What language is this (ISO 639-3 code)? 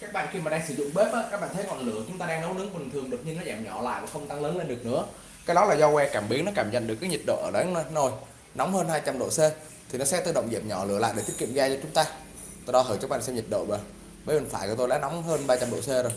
vie